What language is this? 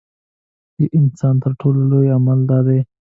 Pashto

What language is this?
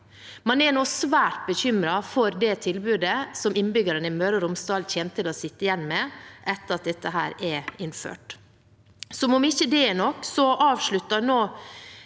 Norwegian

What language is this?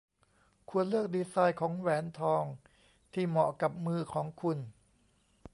Thai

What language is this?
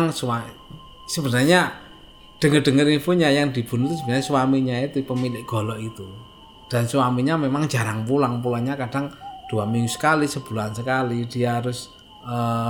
Indonesian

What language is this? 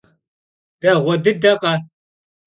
Kabardian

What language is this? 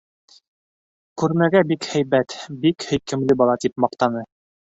Bashkir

